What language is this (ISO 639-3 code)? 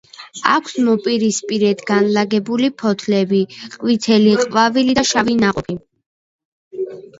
kat